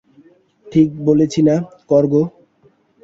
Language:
Bangla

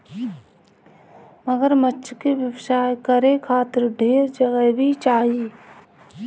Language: Bhojpuri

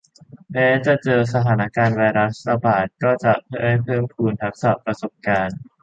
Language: Thai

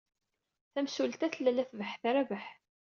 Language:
Kabyle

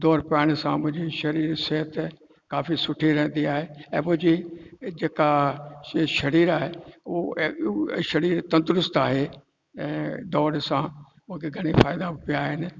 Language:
Sindhi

